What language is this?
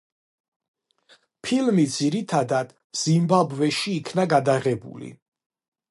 Georgian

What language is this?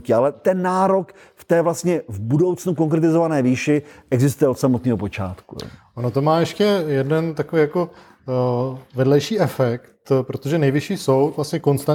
Czech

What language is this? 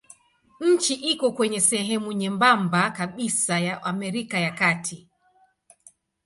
Swahili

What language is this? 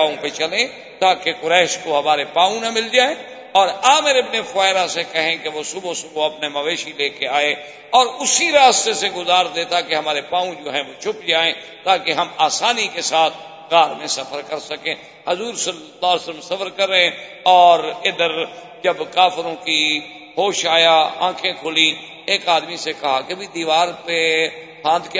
Urdu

